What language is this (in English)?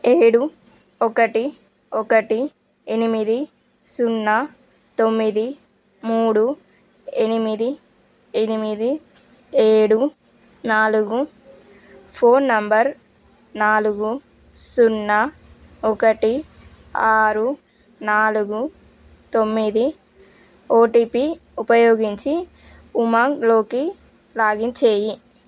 Telugu